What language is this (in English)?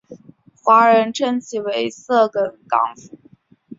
Chinese